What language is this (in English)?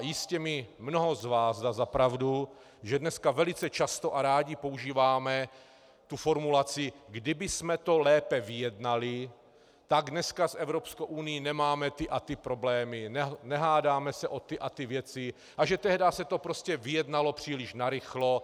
Czech